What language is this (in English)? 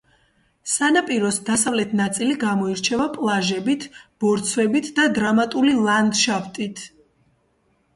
Georgian